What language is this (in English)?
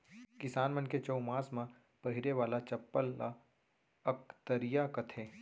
Chhattisgarhi